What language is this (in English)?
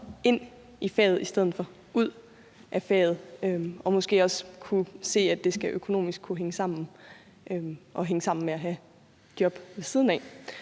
Danish